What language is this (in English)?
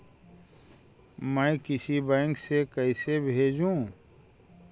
Magahi